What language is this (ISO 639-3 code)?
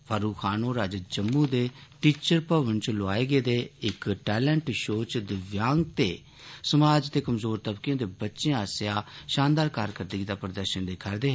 doi